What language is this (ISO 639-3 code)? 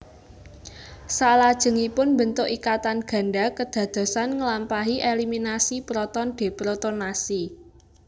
jav